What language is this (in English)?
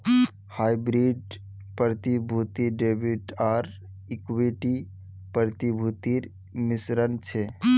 Magahi